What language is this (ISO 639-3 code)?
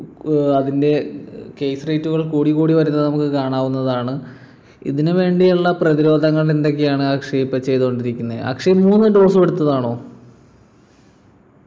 mal